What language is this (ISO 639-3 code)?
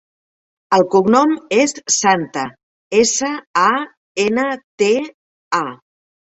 cat